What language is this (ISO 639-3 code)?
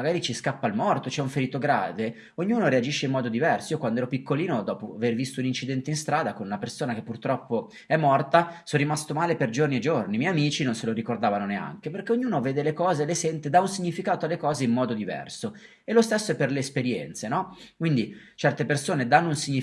ita